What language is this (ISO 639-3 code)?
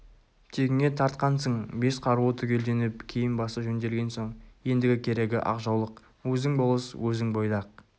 kaz